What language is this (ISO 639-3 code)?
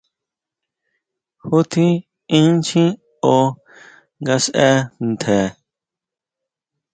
mau